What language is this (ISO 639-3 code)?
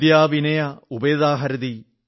mal